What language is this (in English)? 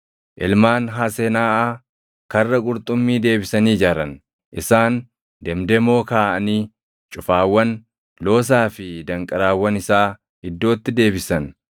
Oromo